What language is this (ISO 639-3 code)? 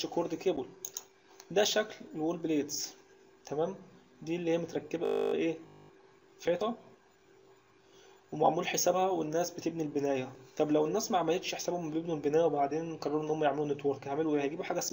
ara